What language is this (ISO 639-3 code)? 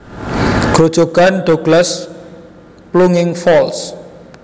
jav